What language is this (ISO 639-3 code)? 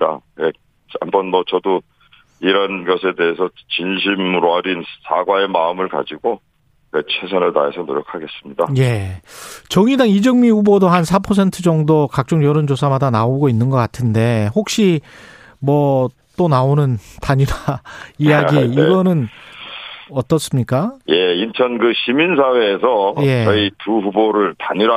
kor